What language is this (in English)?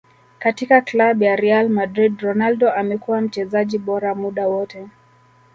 Swahili